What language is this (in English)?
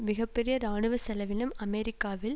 Tamil